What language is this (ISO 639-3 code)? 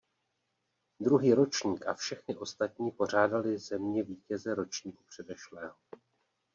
ces